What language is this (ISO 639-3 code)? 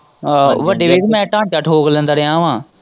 pan